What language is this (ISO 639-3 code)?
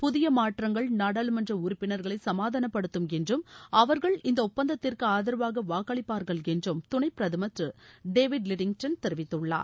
tam